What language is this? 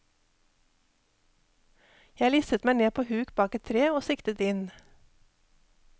Norwegian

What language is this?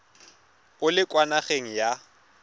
Tswana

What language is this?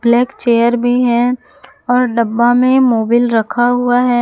Hindi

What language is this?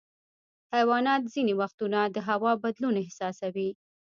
Pashto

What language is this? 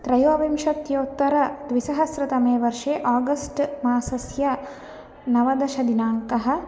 Sanskrit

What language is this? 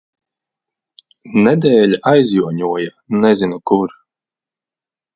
Latvian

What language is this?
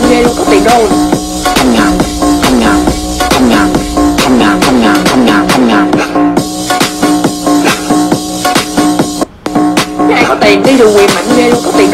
Vietnamese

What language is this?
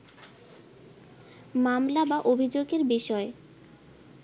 Bangla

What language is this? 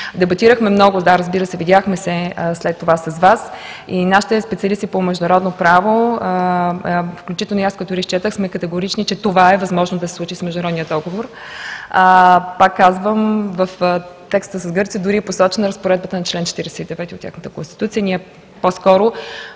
Bulgarian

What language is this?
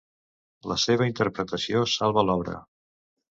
Catalan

